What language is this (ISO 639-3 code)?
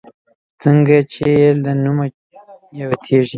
pus